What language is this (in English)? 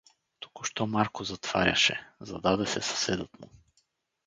Bulgarian